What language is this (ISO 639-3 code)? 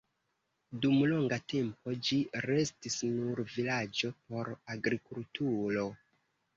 epo